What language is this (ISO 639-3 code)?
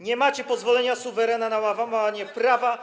pol